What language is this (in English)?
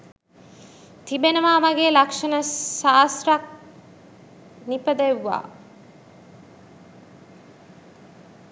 Sinhala